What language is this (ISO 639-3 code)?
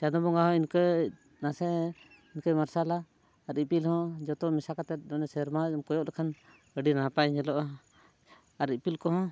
sat